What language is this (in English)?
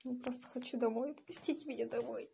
Russian